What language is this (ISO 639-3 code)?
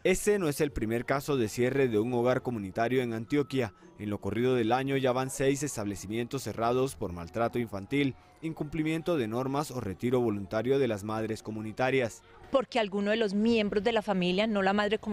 spa